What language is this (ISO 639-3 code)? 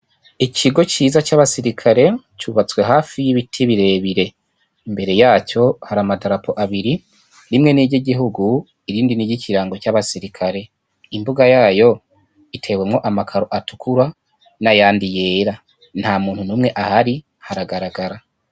run